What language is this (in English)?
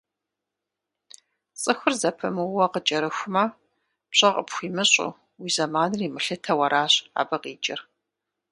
Kabardian